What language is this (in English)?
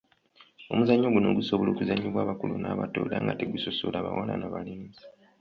Ganda